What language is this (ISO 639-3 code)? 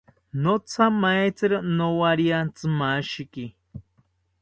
cpy